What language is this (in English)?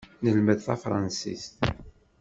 Kabyle